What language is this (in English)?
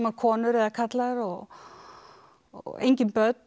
Icelandic